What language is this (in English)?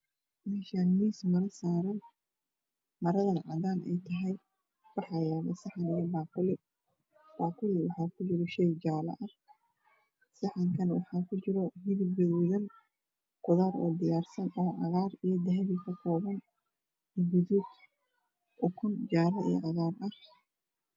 Somali